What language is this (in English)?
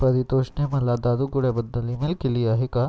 Marathi